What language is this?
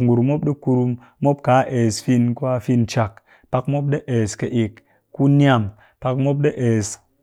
Cakfem-Mushere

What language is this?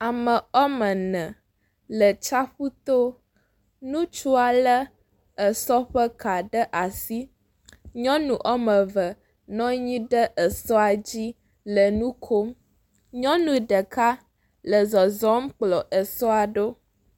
Ewe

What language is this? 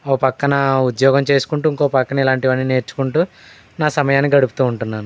Telugu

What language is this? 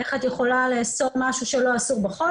Hebrew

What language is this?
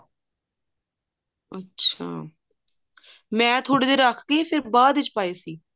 Punjabi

